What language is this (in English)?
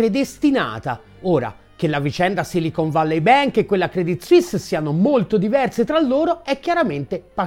Italian